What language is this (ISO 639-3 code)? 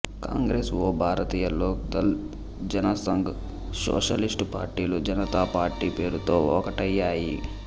tel